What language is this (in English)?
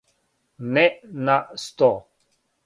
Serbian